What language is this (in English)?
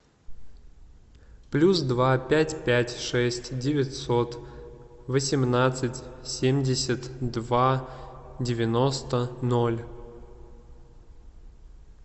Russian